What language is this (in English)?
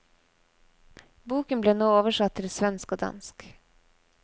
Norwegian